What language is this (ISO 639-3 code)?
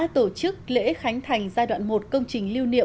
vie